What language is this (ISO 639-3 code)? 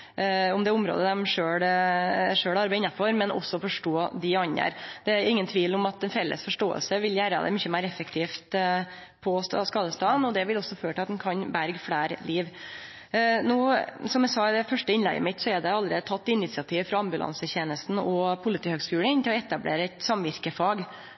nno